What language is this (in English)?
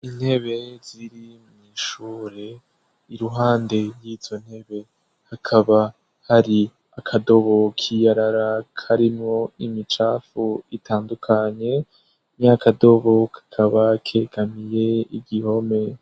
Rundi